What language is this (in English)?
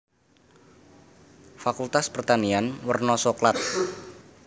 Javanese